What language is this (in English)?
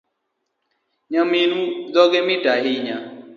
Luo (Kenya and Tanzania)